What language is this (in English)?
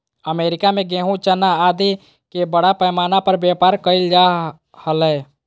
Magahi